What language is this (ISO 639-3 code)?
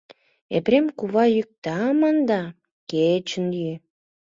chm